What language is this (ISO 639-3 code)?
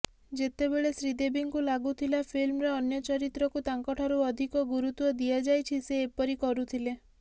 ori